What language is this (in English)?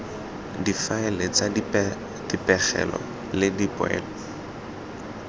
Tswana